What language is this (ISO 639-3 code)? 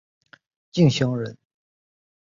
zho